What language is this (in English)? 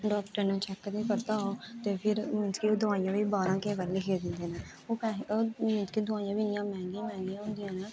Dogri